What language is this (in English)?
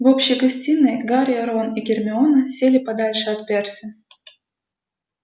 Russian